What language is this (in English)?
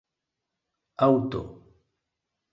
Esperanto